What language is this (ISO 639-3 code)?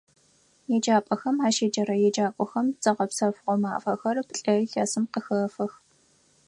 ady